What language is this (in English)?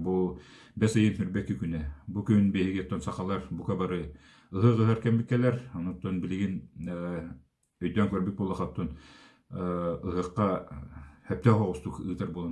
Turkish